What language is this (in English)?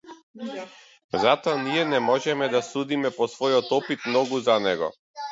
Macedonian